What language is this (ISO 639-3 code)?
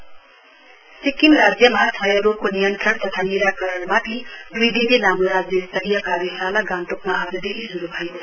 nep